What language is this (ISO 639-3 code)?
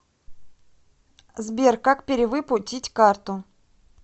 rus